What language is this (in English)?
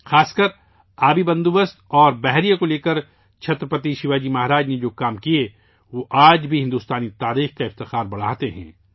Urdu